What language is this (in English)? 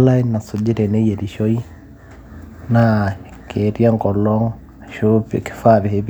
Masai